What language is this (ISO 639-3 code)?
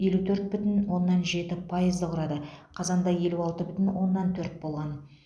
kaz